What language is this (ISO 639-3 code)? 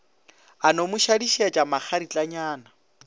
nso